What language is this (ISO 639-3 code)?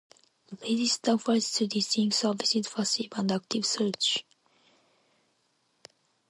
eng